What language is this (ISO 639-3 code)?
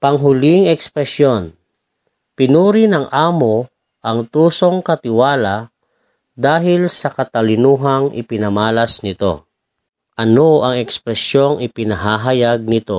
fil